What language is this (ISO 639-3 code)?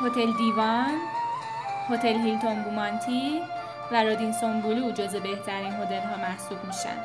fas